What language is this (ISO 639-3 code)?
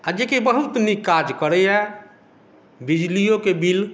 mai